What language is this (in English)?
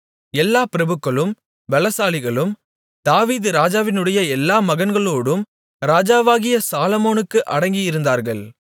Tamil